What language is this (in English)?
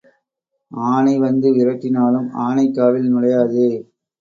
Tamil